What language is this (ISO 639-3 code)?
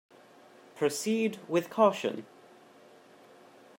eng